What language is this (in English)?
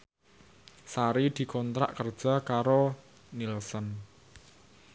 Javanese